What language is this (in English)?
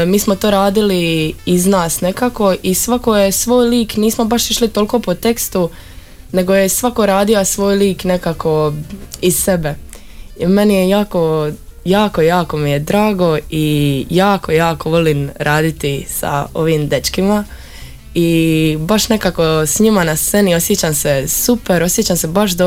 Croatian